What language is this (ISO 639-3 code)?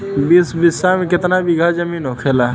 bho